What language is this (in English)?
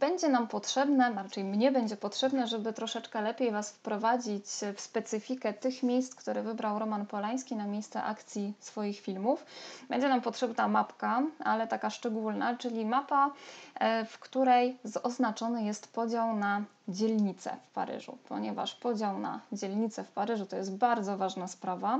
Polish